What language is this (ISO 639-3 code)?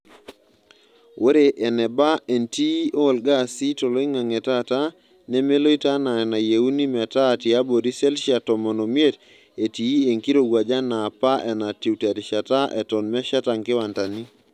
mas